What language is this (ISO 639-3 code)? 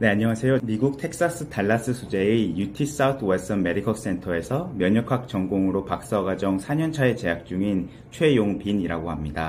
kor